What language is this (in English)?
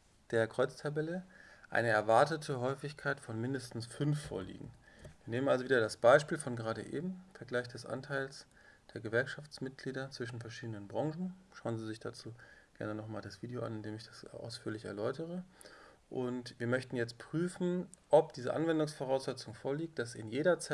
German